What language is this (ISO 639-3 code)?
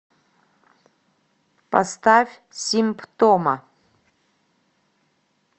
rus